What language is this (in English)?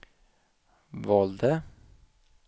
Swedish